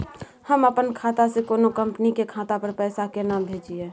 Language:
Maithili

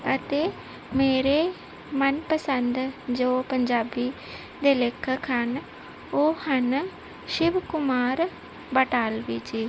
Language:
Punjabi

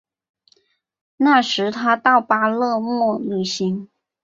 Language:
Chinese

